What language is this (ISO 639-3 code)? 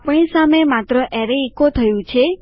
guj